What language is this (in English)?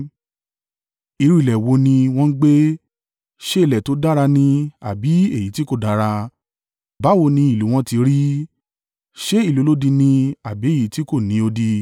Yoruba